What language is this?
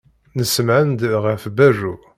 Kabyle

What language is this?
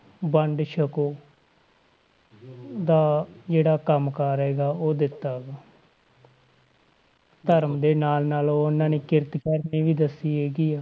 Punjabi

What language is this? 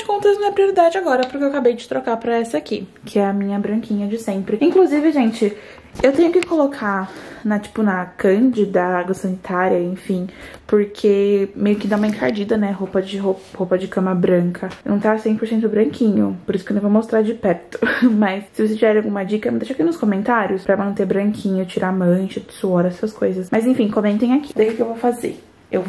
Portuguese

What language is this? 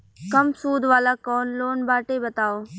Bhojpuri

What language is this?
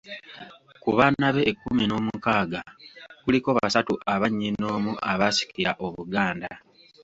Ganda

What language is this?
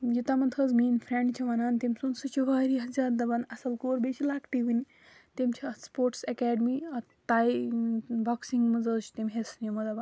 Kashmiri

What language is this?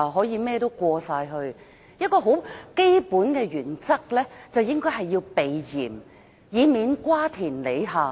Cantonese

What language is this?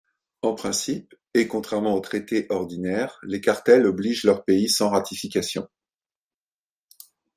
French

